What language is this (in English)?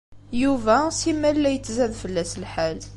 Kabyle